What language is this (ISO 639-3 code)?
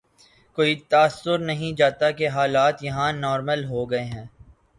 urd